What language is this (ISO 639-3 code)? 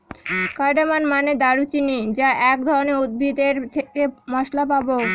ben